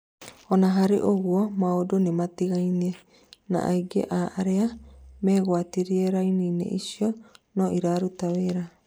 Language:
Kikuyu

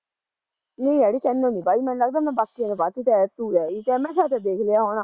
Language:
Punjabi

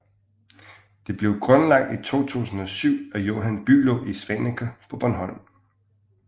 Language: Danish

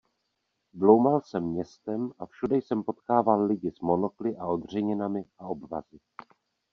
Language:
Czech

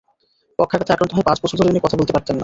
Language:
Bangla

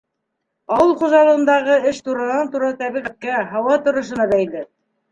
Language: Bashkir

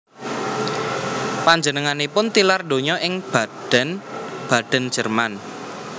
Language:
Javanese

